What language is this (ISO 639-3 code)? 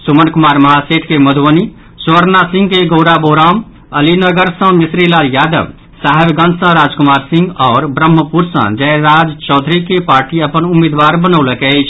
mai